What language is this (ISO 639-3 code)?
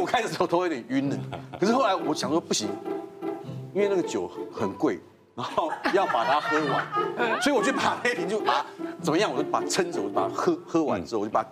zho